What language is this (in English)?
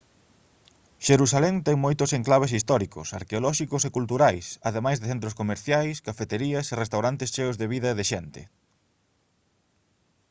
Galician